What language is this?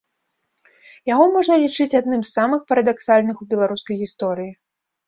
Belarusian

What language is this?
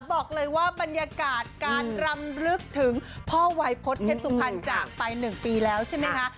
Thai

